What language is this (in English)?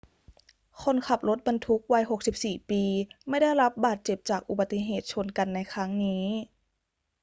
Thai